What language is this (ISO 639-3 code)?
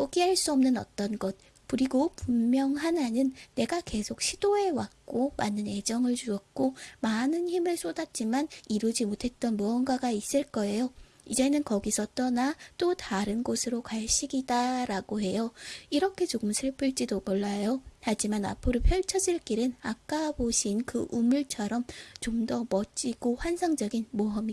kor